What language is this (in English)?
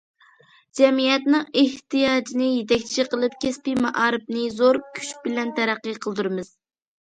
Uyghur